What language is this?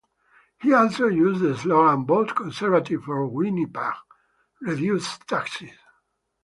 English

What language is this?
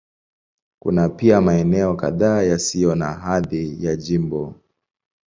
Swahili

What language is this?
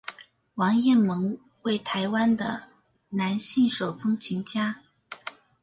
Chinese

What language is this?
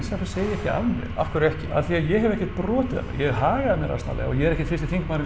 Icelandic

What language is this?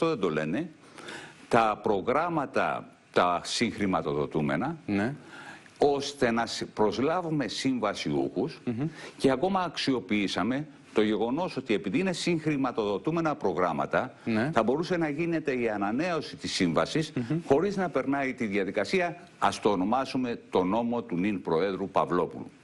Greek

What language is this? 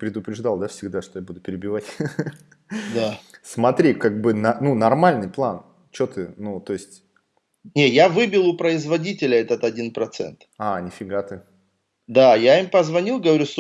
Russian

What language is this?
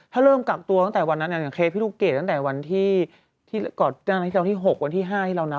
Thai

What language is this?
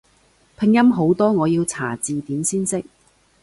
Cantonese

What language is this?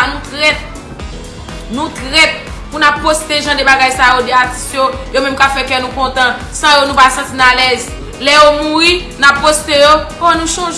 French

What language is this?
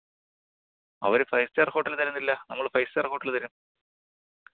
Malayalam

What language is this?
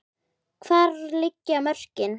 Icelandic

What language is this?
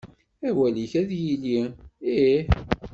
Kabyle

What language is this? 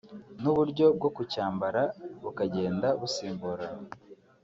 Kinyarwanda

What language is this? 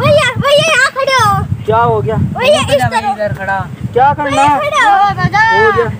Hindi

